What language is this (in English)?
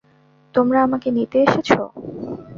Bangla